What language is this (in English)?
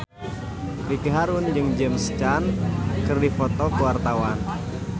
Sundanese